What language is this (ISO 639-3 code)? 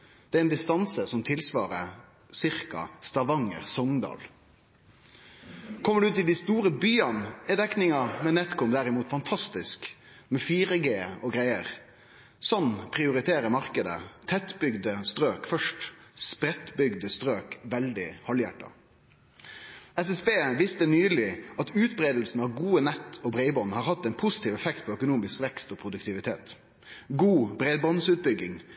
nno